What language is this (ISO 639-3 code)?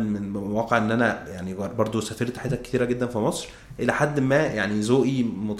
ara